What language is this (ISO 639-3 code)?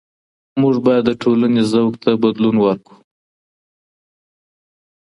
pus